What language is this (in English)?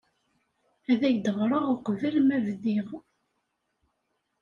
Kabyle